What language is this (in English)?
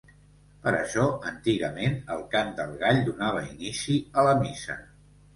Catalan